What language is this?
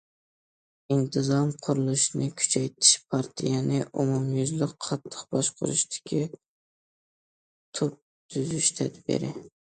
Uyghur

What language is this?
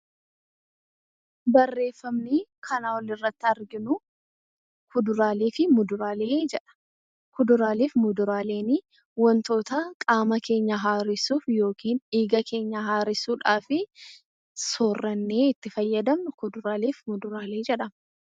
Oromo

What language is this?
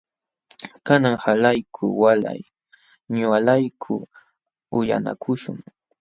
Jauja Wanca Quechua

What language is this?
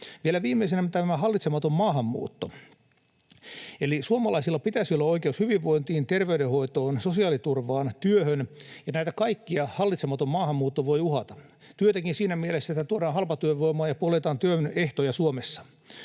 Finnish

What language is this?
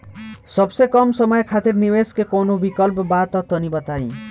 Bhojpuri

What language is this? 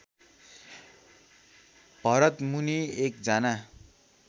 Nepali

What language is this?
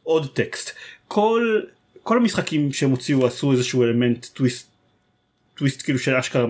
Hebrew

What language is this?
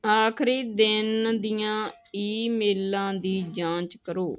Punjabi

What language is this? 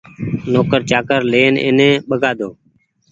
Goaria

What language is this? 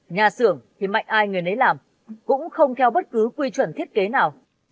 Vietnamese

